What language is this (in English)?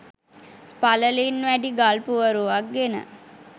Sinhala